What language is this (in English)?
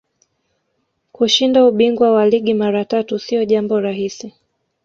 Swahili